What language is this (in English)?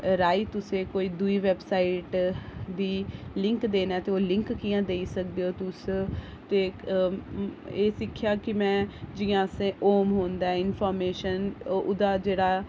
Dogri